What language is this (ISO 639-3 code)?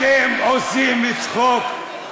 heb